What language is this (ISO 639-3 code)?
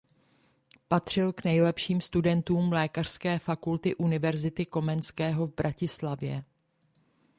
ces